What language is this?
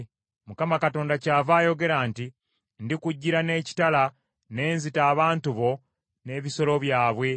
Ganda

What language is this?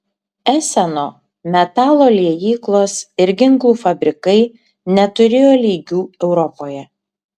Lithuanian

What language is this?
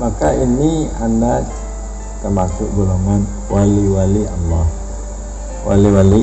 Indonesian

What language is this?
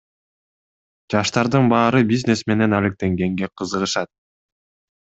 Kyrgyz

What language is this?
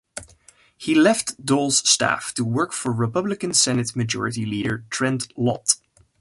English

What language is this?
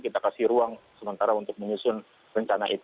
Indonesian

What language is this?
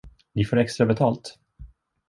Swedish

